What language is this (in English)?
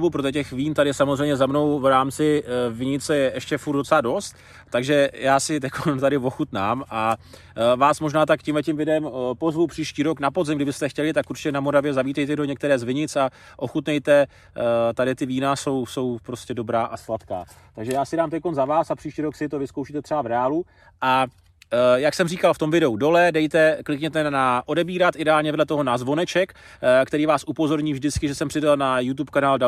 Czech